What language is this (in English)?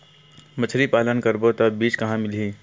Chhattisgarhi